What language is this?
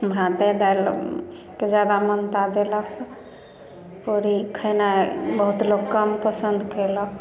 Maithili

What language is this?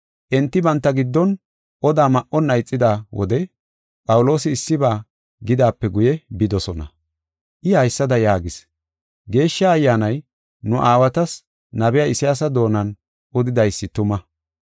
Gofa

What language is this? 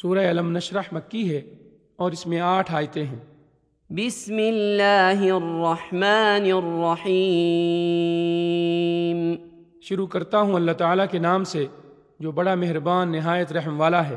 Urdu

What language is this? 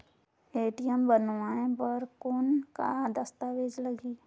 Chhattisgarhi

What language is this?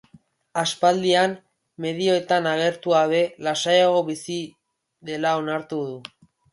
Basque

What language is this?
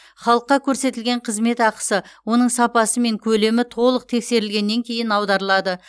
Kazakh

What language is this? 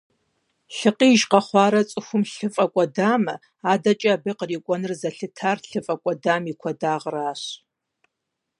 Kabardian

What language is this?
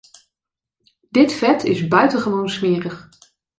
Dutch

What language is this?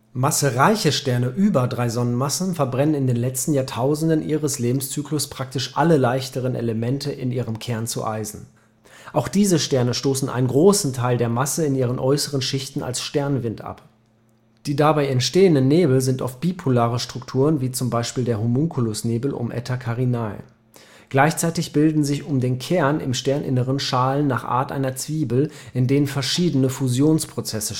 German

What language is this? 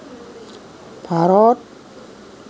Assamese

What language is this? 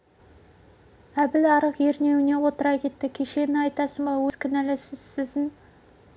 Kazakh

